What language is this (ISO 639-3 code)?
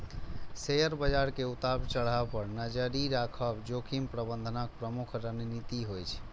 mai